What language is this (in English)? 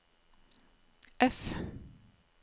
Norwegian